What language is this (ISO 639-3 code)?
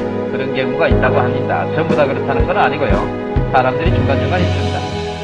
kor